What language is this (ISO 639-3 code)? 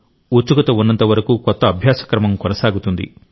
tel